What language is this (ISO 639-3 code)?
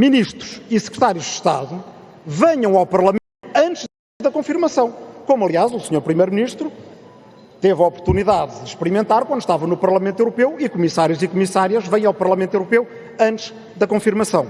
por